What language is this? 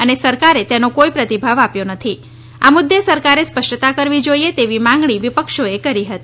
Gujarati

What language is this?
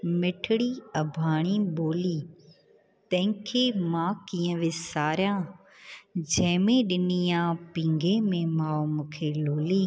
Sindhi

